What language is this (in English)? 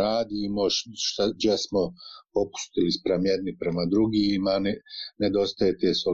Croatian